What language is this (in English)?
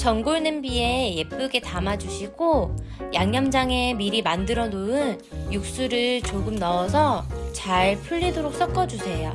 Korean